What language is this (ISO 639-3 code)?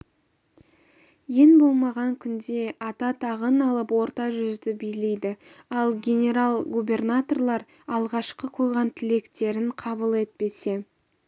kaz